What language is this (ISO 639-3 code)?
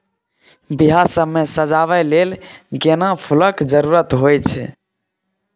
mai